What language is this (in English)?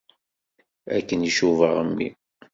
Kabyle